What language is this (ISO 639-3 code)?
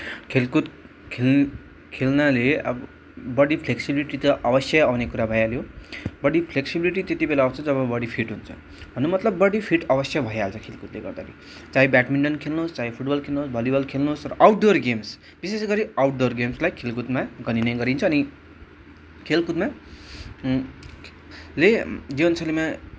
nep